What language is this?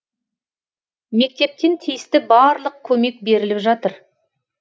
Kazakh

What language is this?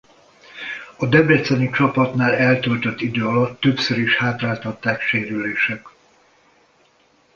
Hungarian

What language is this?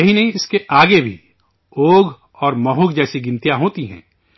Urdu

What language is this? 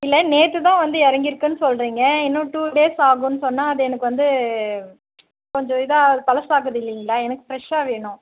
Tamil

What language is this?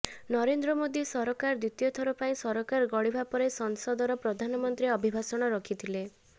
Odia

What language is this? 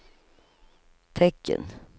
Swedish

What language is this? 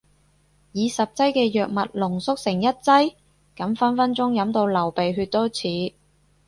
Cantonese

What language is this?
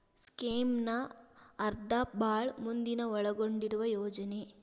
Kannada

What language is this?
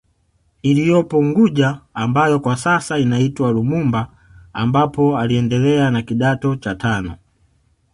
Swahili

